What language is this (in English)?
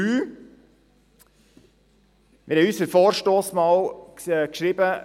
Swiss German